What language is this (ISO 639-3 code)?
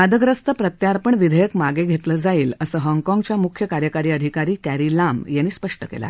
mar